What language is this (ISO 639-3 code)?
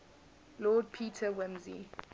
eng